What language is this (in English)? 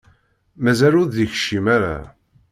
Kabyle